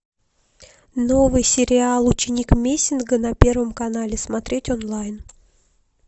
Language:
Russian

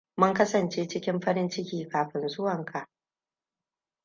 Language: Hausa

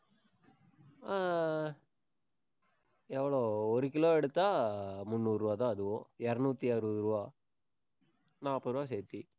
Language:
Tamil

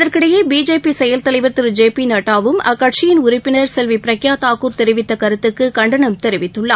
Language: Tamil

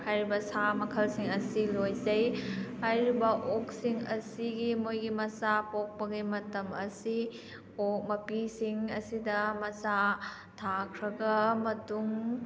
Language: Manipuri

